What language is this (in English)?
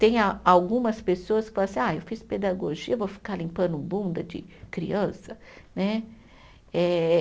Portuguese